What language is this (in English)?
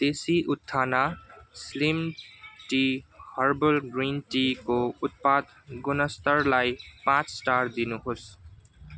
Nepali